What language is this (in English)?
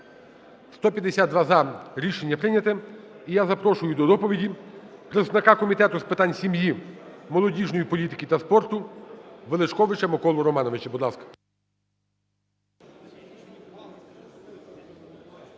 Ukrainian